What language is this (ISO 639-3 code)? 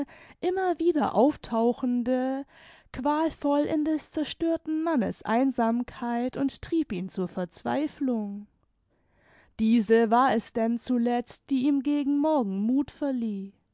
deu